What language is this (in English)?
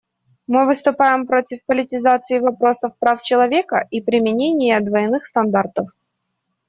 Russian